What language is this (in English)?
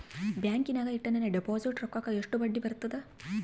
Kannada